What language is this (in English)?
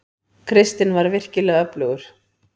Icelandic